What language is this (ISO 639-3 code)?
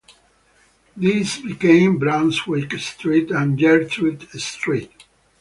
eng